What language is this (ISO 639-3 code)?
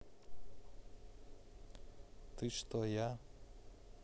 rus